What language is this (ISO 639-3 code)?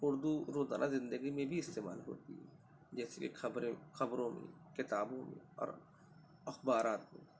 urd